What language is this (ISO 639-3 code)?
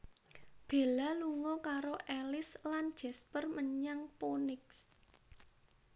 jav